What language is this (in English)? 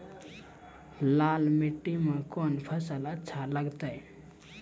Maithili